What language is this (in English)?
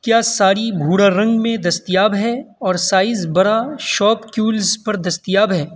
Urdu